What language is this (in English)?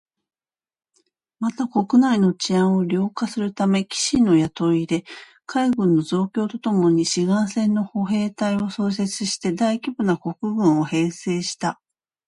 Japanese